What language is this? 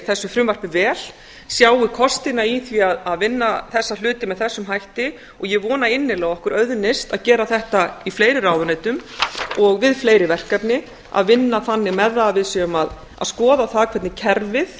Icelandic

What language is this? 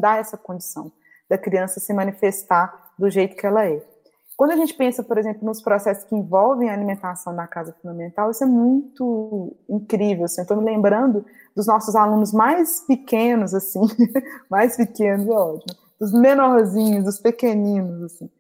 Portuguese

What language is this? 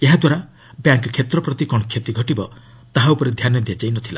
Odia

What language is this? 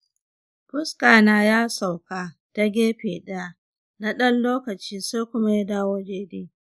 Hausa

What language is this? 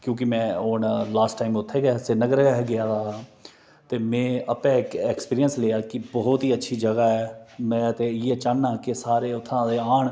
Dogri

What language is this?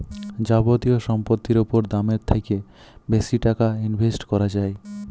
Bangla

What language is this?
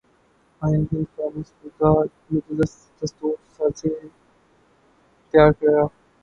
Urdu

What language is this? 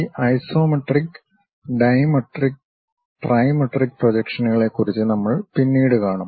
Malayalam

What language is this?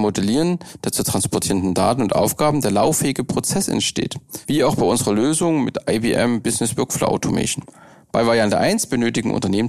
German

